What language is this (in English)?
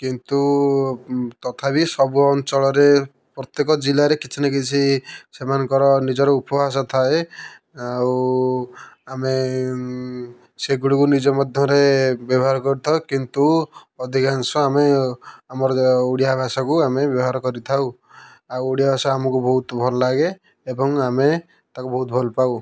Odia